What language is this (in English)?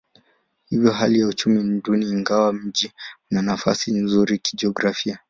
Swahili